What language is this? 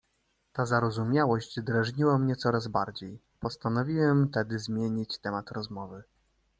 Polish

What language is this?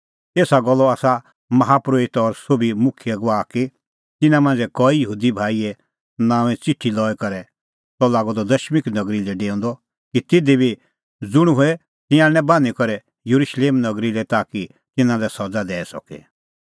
Kullu Pahari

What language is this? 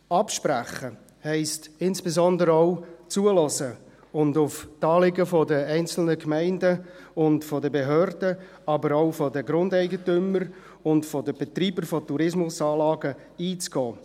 Swiss German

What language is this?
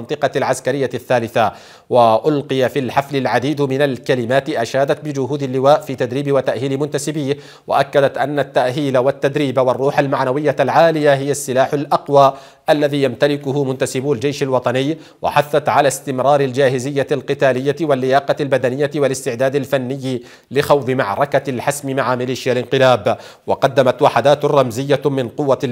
Arabic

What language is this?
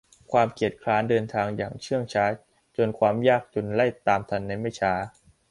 Thai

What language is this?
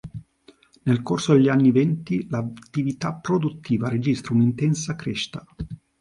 Italian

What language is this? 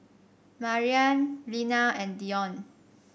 English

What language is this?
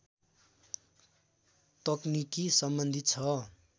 Nepali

